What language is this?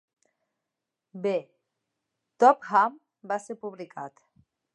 Catalan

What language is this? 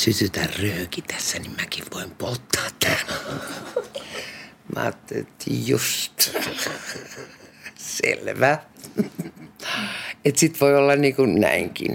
Finnish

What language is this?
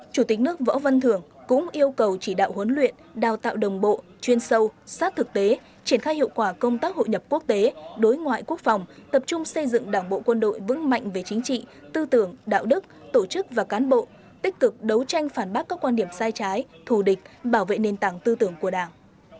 Vietnamese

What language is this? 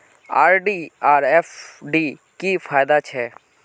Magahi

